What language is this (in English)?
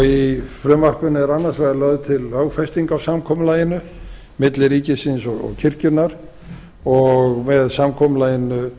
Icelandic